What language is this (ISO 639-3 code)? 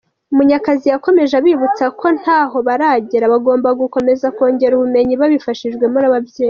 kin